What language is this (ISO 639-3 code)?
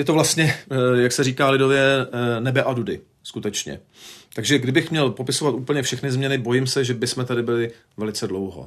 ces